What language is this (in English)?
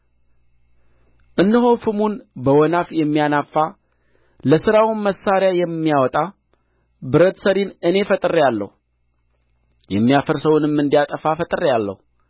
Amharic